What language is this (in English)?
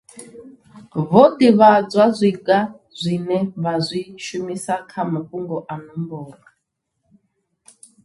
Venda